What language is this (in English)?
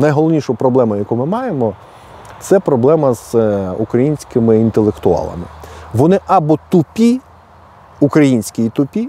Ukrainian